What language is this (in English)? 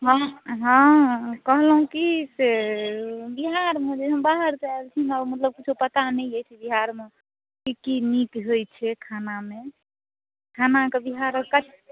Maithili